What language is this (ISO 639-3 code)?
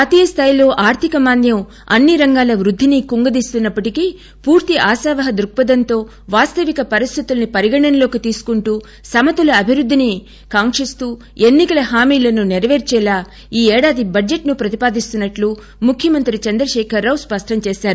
tel